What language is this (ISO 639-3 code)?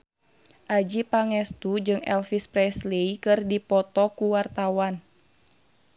sun